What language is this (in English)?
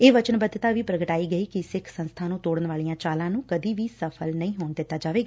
Punjabi